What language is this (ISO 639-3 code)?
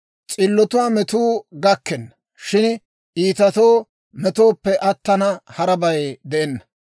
dwr